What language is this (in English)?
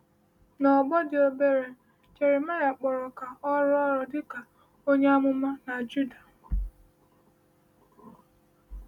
Igbo